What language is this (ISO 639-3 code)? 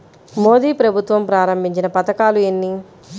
tel